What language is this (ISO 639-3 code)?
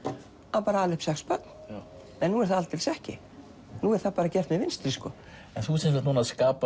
isl